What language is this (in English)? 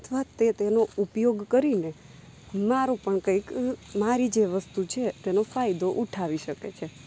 Gujarati